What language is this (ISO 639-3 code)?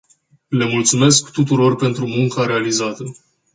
ron